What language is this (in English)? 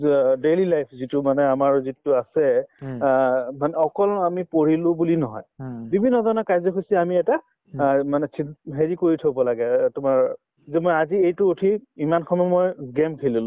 Assamese